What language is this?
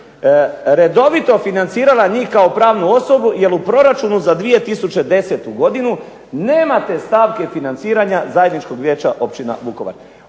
Croatian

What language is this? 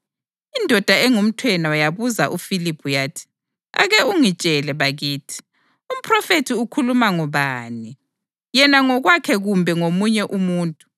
North Ndebele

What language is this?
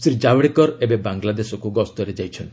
Odia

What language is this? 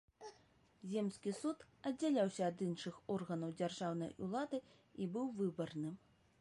Belarusian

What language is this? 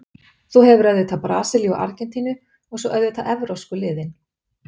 Icelandic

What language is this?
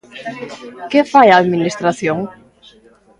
Galician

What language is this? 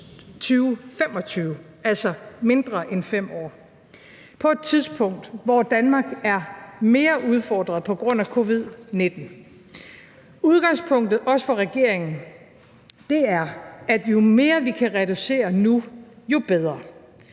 Danish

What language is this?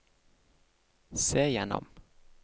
Norwegian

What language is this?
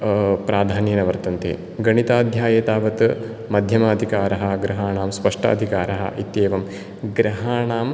Sanskrit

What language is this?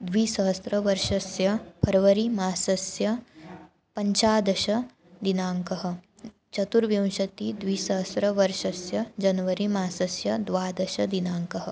Sanskrit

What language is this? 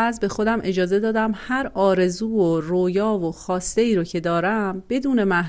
Persian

